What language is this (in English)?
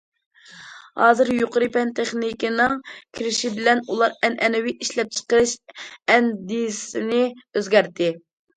Uyghur